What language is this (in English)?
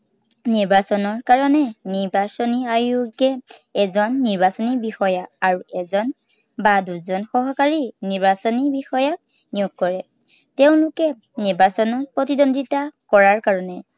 Assamese